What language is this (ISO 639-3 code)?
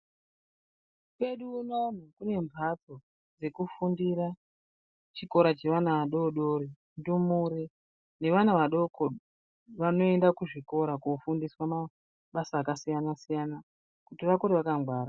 ndc